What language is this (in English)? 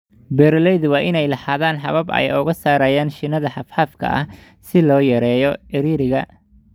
Somali